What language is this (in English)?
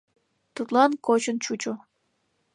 Mari